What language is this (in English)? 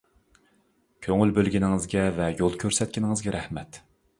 Uyghur